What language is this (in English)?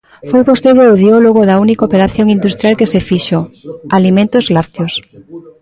Galician